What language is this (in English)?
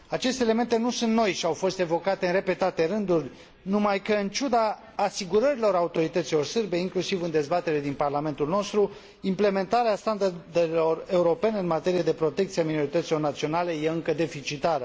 Romanian